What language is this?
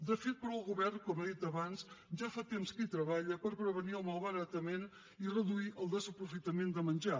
Catalan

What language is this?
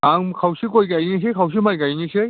Bodo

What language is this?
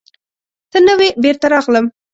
Pashto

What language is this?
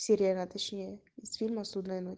Russian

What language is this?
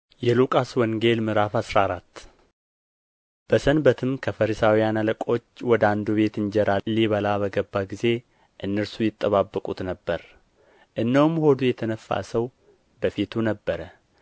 Amharic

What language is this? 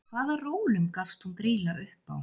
Icelandic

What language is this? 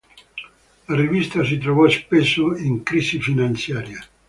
Italian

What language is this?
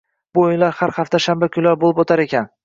Uzbek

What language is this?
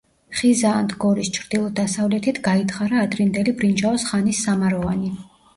Georgian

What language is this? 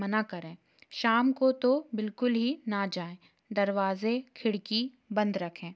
Hindi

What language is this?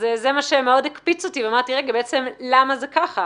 Hebrew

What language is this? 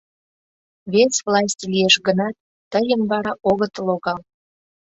Mari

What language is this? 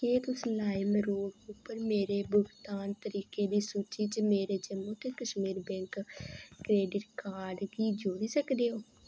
Dogri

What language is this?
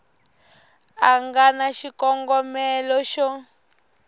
Tsonga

